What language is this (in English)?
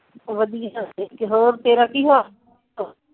Punjabi